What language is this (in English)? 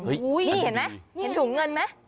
Thai